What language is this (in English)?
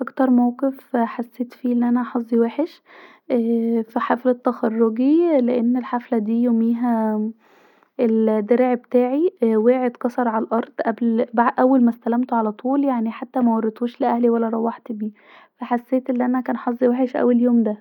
Egyptian Arabic